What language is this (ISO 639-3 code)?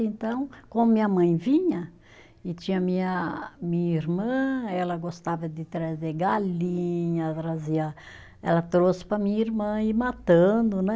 por